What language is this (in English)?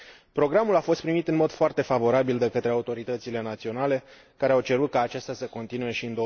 Romanian